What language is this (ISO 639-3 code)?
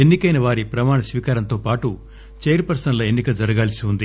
tel